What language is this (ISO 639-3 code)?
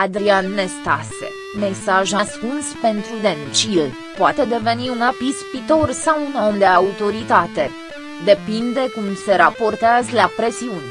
ron